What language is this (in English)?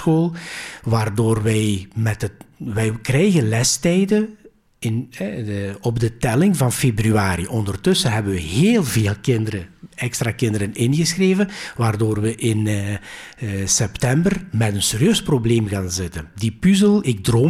Dutch